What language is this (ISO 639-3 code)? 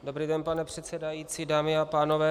ces